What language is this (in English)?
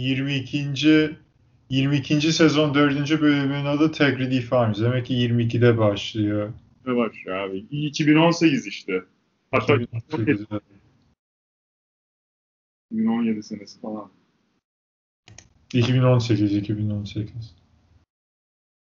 Turkish